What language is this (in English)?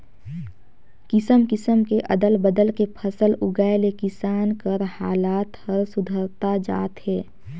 Chhattisgarhi